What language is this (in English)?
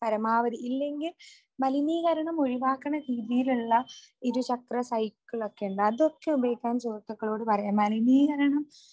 Malayalam